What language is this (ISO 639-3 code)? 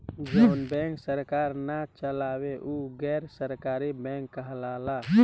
bho